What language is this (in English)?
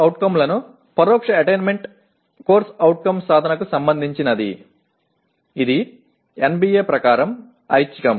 Telugu